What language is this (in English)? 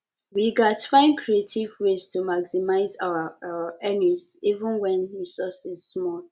Nigerian Pidgin